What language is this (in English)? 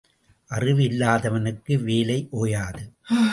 Tamil